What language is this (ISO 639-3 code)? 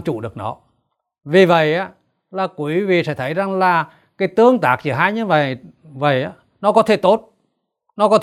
vie